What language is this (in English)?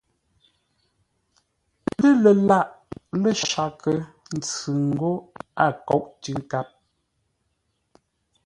Ngombale